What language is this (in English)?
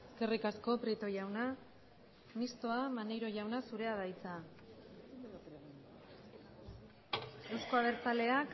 Basque